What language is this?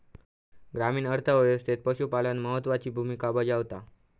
Marathi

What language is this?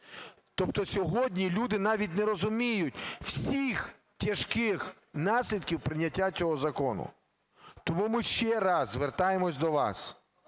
Ukrainian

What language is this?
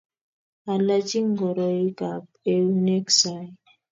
Kalenjin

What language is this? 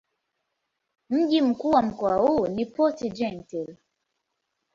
Swahili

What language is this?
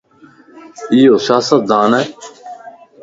Lasi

